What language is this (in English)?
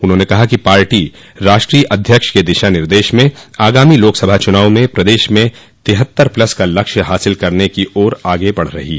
Hindi